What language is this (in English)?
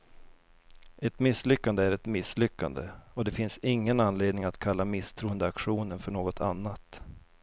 Swedish